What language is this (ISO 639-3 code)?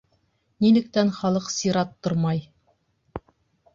bak